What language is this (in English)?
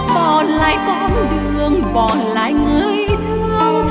Vietnamese